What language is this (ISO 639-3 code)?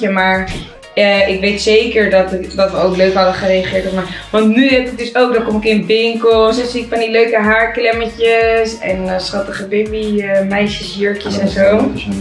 nld